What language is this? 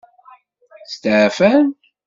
Kabyle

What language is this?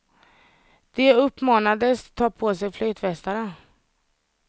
Swedish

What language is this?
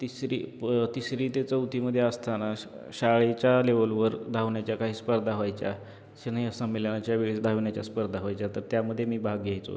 Marathi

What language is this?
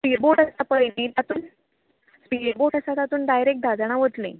Konkani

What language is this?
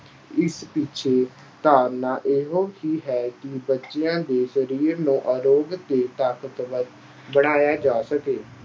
Punjabi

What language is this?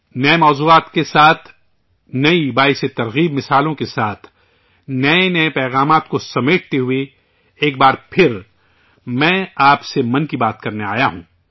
Urdu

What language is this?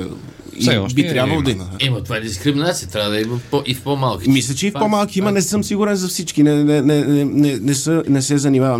Bulgarian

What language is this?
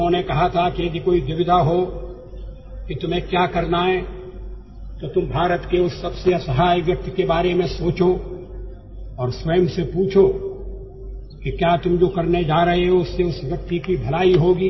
Hindi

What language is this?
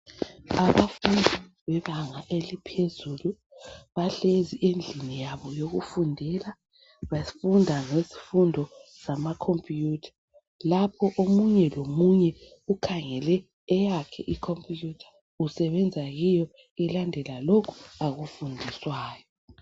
North Ndebele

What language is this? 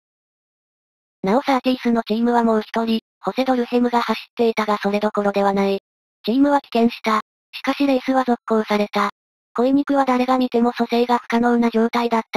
Japanese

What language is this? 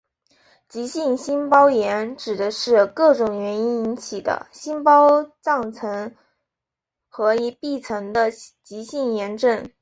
Chinese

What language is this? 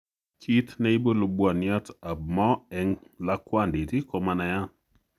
Kalenjin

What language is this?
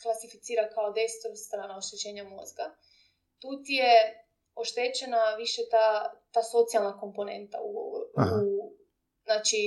Croatian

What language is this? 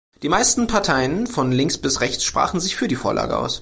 German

